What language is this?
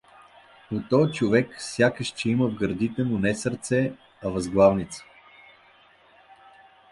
Bulgarian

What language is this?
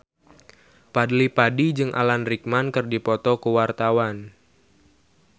Sundanese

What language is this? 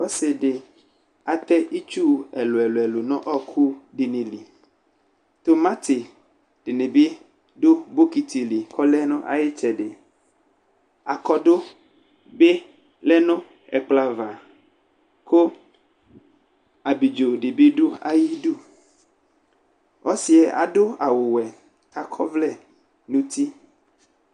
Ikposo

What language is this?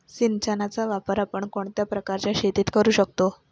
Marathi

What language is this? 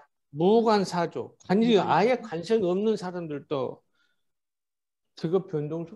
Korean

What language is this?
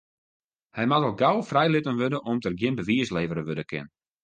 Western Frisian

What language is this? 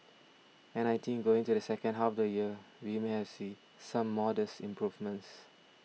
English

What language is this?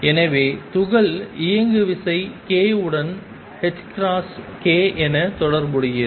Tamil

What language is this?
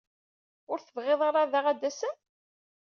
Kabyle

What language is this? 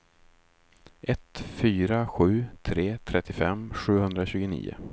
Swedish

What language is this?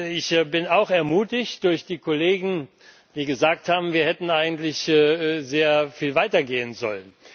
German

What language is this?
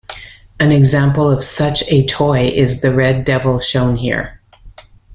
English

